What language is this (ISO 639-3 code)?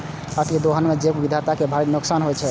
mai